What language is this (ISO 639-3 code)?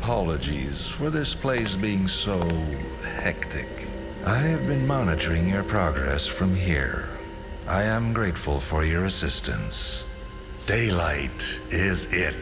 jpn